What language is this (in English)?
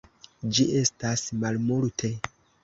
Esperanto